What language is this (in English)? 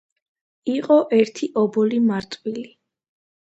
Georgian